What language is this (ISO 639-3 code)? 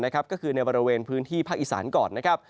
tha